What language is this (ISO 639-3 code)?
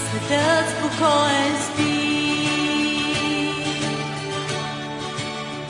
bul